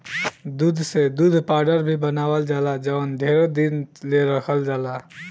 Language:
Bhojpuri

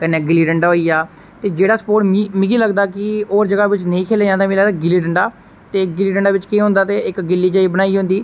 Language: Dogri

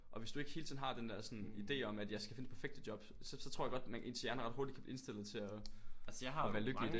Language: Danish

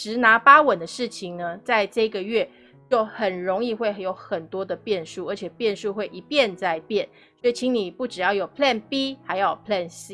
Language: Chinese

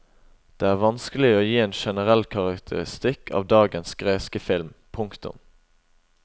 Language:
Norwegian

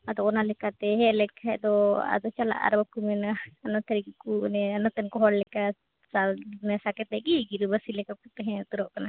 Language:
Santali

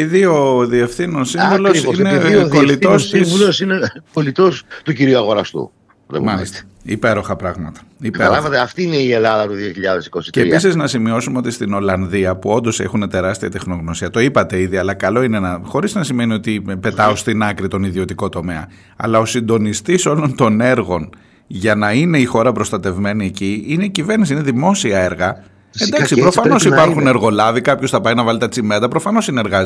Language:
Greek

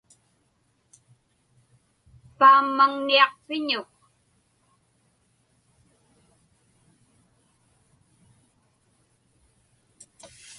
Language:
Inupiaq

